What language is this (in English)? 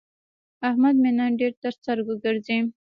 Pashto